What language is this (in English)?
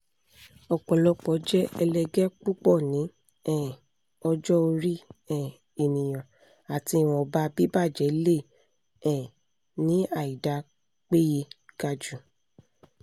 Yoruba